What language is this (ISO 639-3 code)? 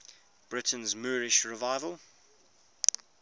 eng